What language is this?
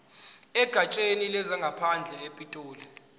Zulu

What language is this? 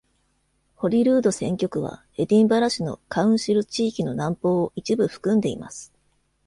Japanese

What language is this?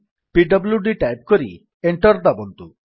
Odia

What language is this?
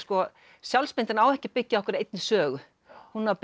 Icelandic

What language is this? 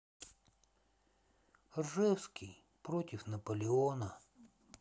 Russian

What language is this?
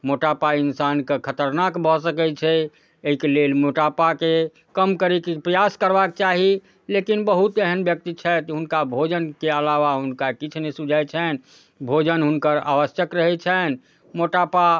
Maithili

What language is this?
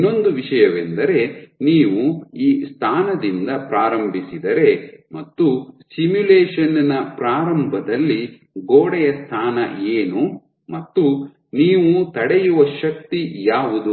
Kannada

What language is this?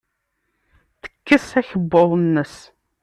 Kabyle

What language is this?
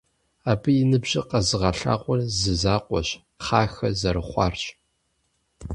Kabardian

